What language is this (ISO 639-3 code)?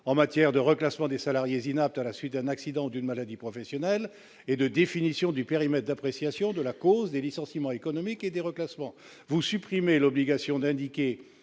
fra